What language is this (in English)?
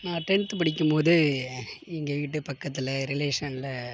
Tamil